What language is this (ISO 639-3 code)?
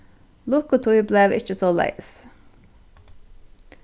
fao